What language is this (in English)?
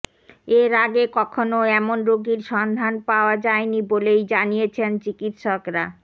Bangla